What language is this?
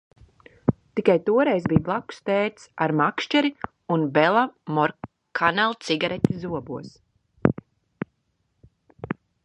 Latvian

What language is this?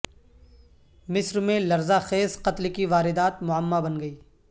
Urdu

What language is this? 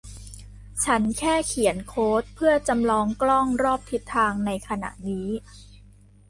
Thai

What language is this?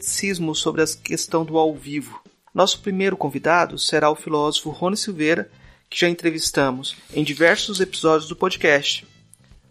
Portuguese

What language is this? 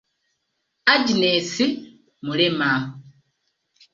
Ganda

